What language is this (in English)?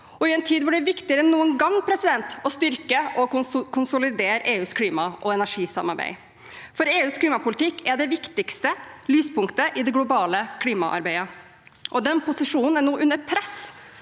Norwegian